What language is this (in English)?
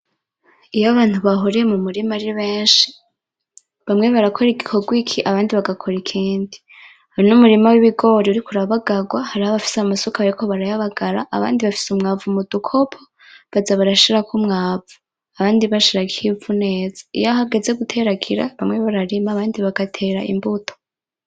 Rundi